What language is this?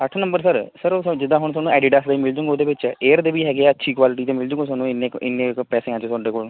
Punjabi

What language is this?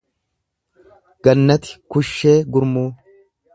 Oromo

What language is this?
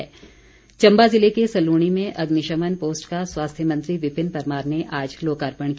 Hindi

